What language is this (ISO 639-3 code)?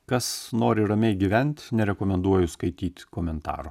lit